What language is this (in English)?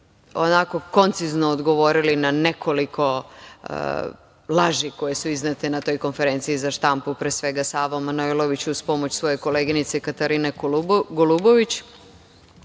Serbian